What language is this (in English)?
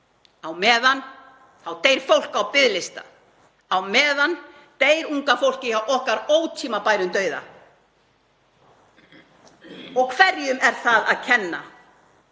Icelandic